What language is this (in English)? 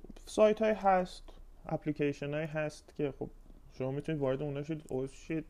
Persian